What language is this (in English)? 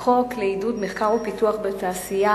Hebrew